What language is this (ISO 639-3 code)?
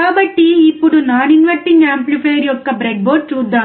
tel